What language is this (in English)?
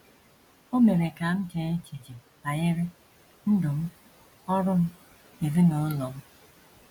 Igbo